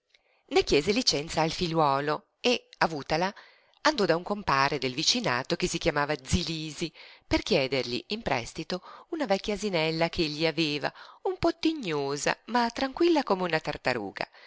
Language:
Italian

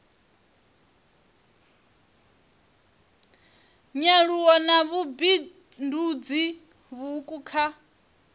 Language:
Venda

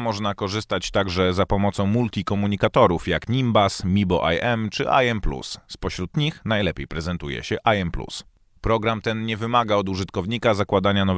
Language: Polish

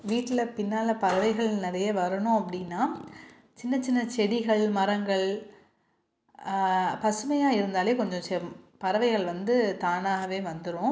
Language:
Tamil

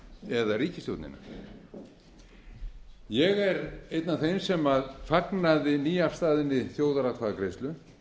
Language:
Icelandic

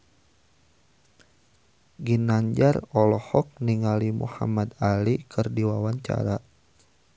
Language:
Sundanese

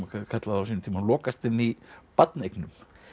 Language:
Icelandic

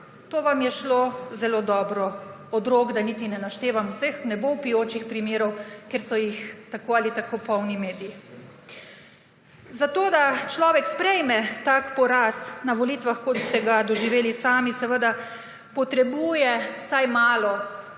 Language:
Slovenian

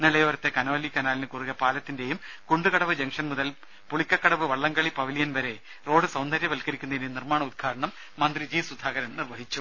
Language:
Malayalam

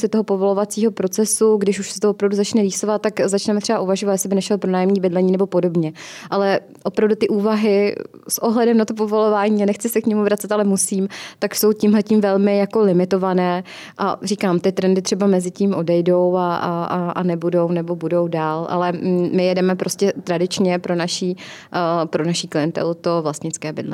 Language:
Czech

